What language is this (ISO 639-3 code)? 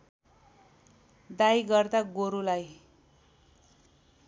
nep